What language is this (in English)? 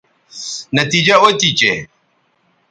Bateri